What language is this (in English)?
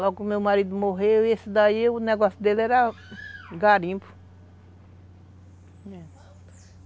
Portuguese